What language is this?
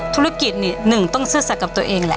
Thai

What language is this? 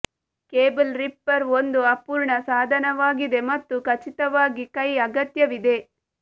Kannada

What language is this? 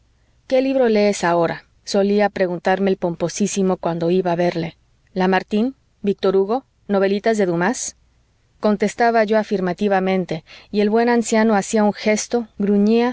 Spanish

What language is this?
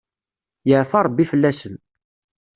Kabyle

